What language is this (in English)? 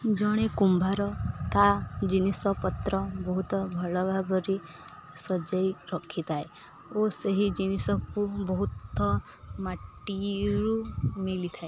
Odia